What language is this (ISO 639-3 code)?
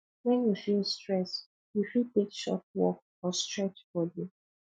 pcm